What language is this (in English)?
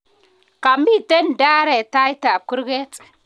Kalenjin